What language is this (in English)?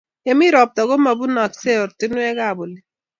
Kalenjin